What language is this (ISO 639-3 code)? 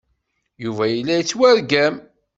kab